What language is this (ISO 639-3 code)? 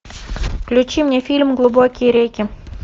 rus